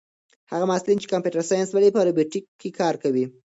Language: Pashto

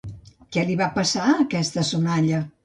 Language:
Catalan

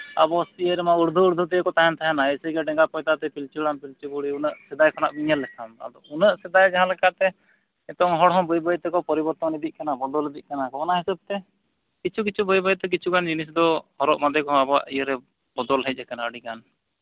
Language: Santali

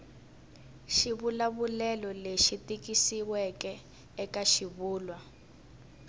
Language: Tsonga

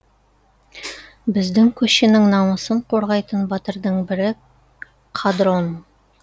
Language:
Kazakh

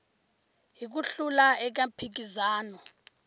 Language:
Tsonga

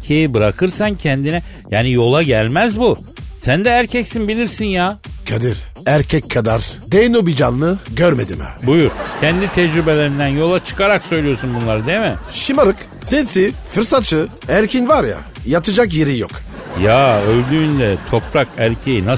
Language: Turkish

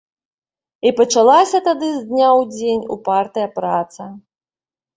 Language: Belarusian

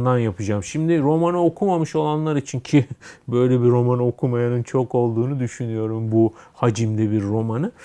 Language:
Turkish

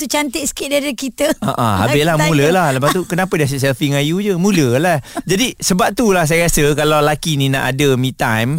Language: Malay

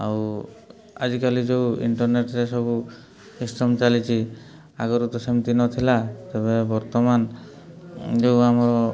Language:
Odia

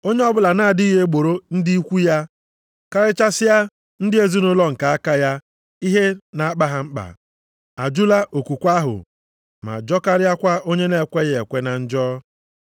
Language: Igbo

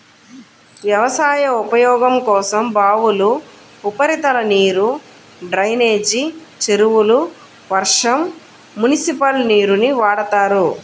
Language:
Telugu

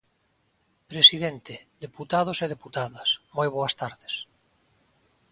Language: Galician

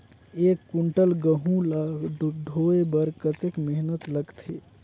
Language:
Chhattisgarhi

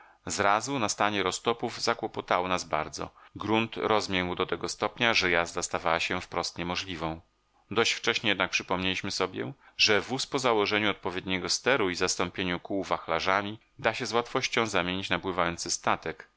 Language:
Polish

